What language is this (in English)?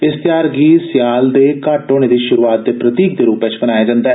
Dogri